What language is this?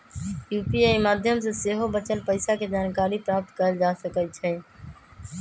Magahi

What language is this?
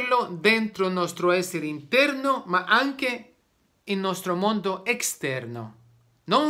Italian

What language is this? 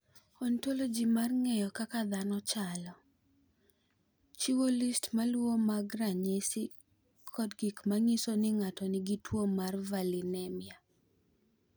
Luo (Kenya and Tanzania)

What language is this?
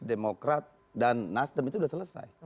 Indonesian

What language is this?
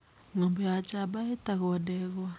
Kikuyu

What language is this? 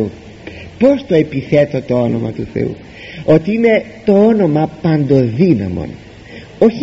Greek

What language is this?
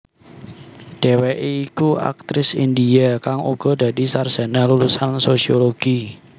Javanese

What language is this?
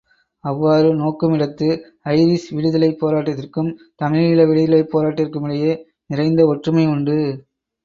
Tamil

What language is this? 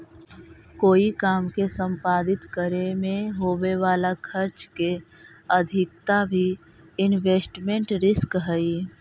Magahi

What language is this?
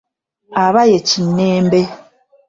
Ganda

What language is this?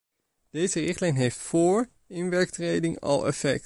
Dutch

